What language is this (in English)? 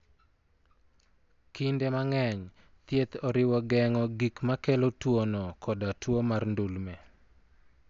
Luo (Kenya and Tanzania)